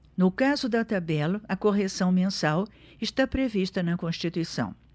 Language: Portuguese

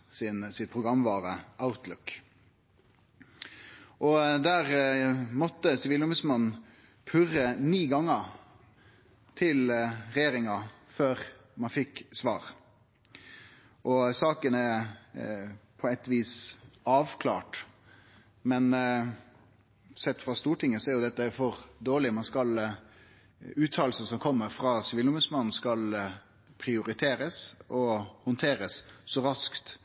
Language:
Norwegian Nynorsk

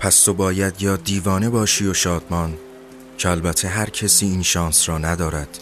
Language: Persian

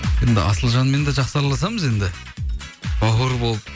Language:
Kazakh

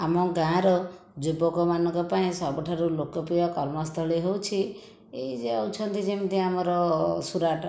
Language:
Odia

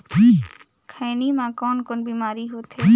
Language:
Chhattisgarhi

